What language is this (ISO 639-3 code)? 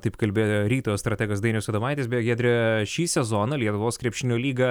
lit